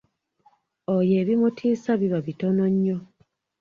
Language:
Ganda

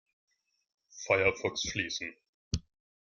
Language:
German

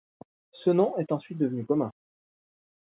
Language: French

